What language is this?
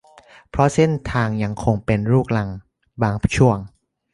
Thai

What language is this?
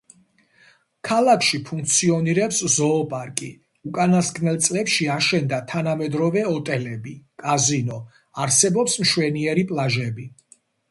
Georgian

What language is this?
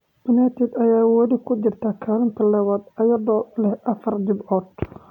Somali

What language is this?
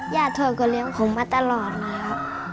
Thai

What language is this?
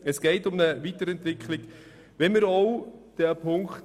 Swiss German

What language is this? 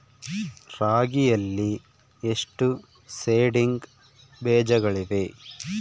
Kannada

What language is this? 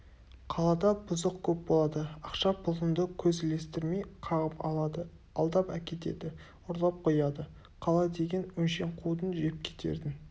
Kazakh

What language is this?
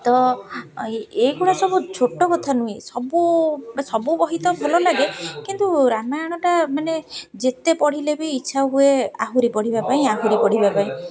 Odia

